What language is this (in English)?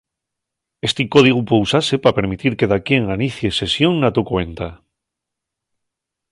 Asturian